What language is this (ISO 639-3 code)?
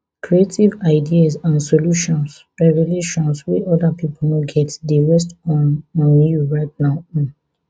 pcm